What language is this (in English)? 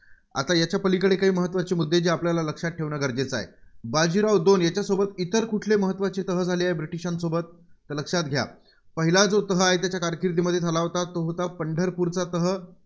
Marathi